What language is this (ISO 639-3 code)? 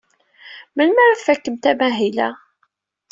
kab